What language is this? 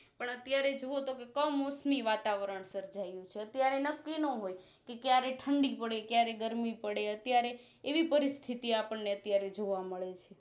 Gujarati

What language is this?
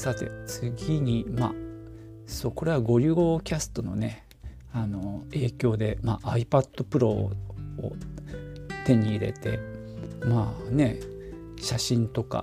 Japanese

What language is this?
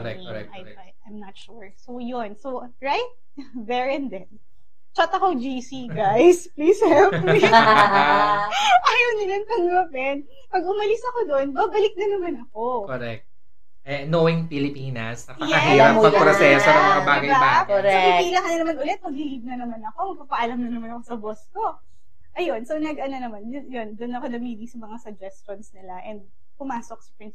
Filipino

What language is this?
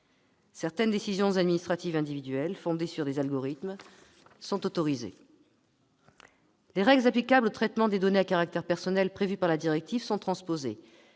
French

